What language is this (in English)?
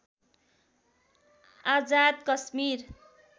Nepali